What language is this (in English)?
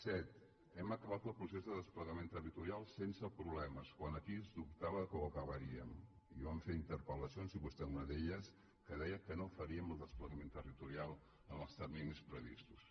Catalan